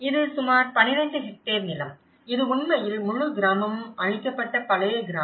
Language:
Tamil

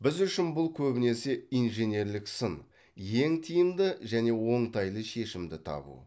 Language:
Kazakh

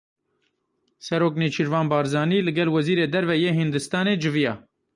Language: Kurdish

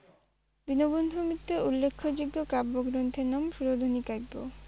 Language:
Bangla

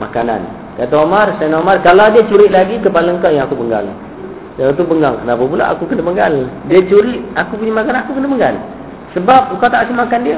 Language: Malay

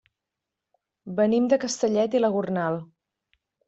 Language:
Catalan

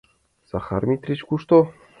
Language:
Mari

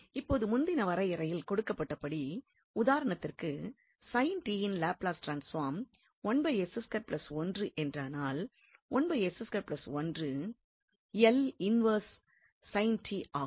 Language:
Tamil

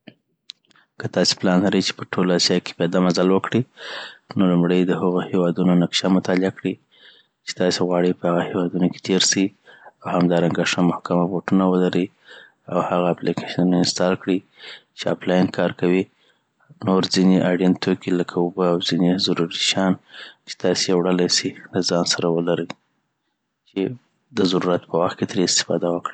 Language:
Southern Pashto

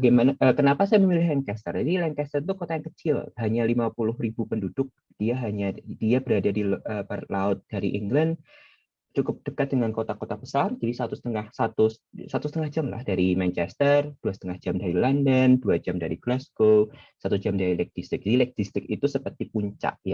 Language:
Indonesian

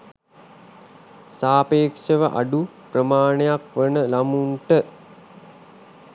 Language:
Sinhala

